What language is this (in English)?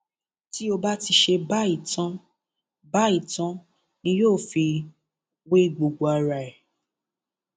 Yoruba